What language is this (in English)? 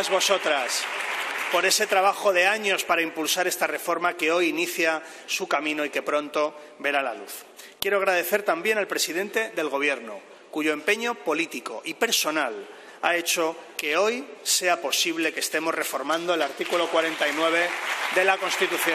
Spanish